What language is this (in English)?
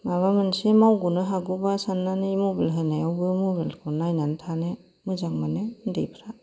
Bodo